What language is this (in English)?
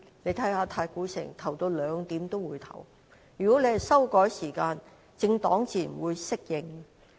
Cantonese